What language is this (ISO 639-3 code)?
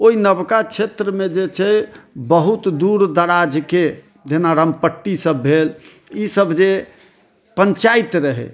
mai